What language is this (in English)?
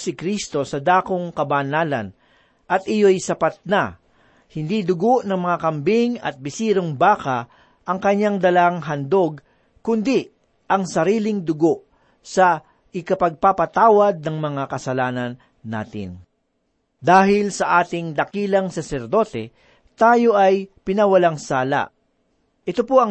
Filipino